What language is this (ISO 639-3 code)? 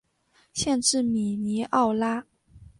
zho